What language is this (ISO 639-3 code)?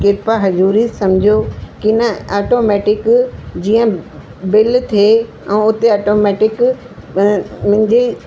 snd